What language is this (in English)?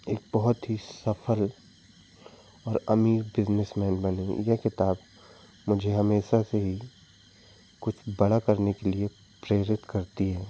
Hindi